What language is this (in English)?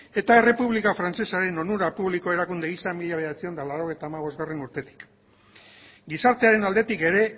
Basque